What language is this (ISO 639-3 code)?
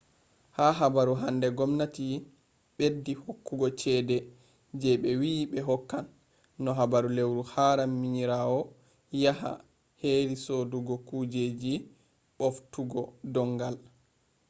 ful